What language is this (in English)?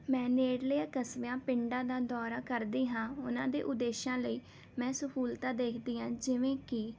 Punjabi